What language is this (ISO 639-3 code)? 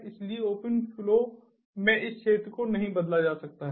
hin